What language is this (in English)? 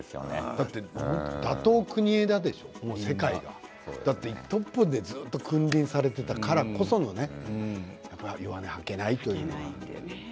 Japanese